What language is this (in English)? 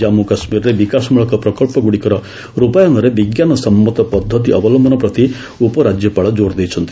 Odia